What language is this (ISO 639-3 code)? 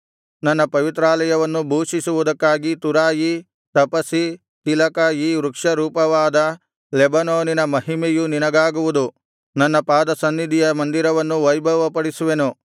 kan